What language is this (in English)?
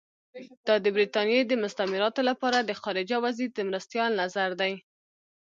Pashto